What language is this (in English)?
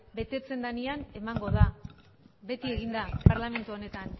Basque